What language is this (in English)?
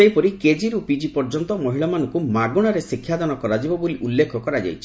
Odia